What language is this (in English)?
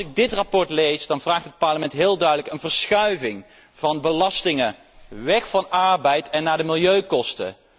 Dutch